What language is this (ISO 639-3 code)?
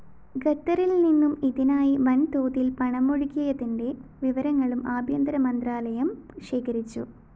mal